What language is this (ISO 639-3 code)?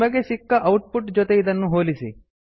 kan